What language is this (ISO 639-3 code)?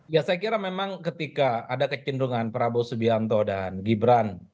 ind